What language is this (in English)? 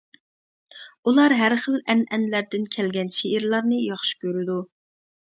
Uyghur